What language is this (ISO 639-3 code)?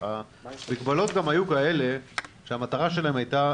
heb